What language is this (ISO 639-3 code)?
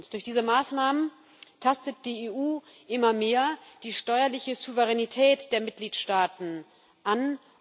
deu